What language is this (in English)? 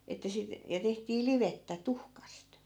Finnish